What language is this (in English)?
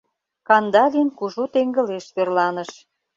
Mari